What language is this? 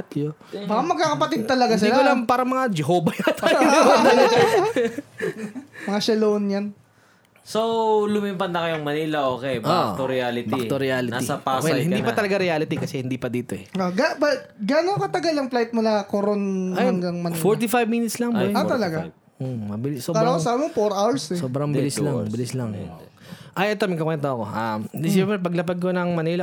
Filipino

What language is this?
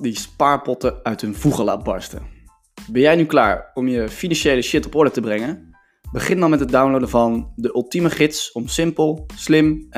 Dutch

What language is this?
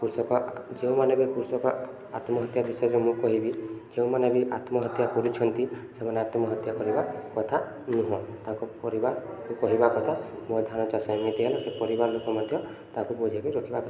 Odia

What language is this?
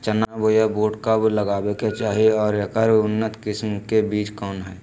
Magahi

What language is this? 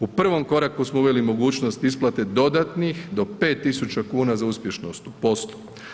Croatian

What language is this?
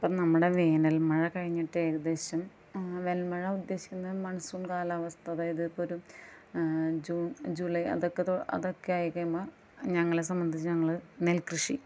Malayalam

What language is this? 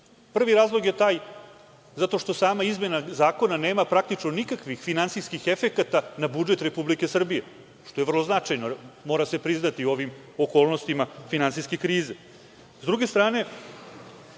Serbian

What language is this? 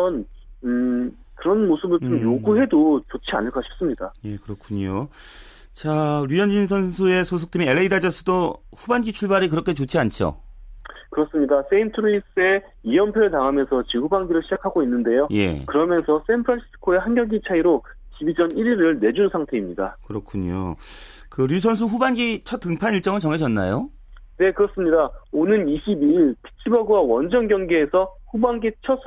Korean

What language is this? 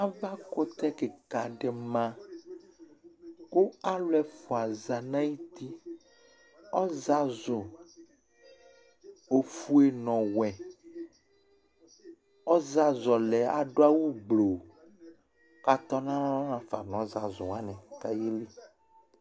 Ikposo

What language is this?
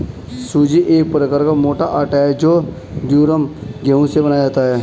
Hindi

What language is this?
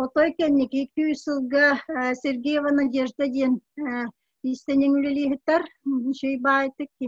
Turkish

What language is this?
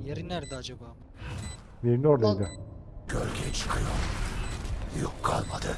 Turkish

